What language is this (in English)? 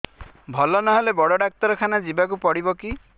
Odia